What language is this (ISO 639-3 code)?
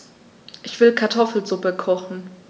deu